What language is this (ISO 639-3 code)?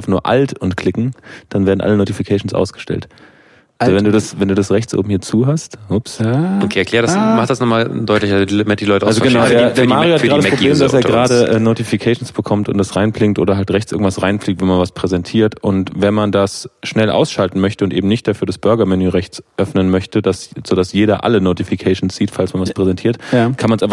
deu